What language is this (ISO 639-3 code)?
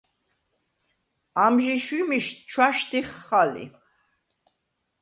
sva